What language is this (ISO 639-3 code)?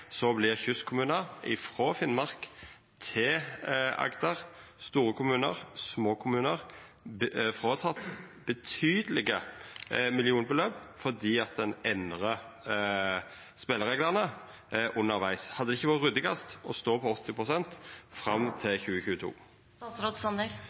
nno